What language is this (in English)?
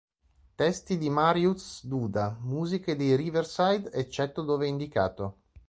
Italian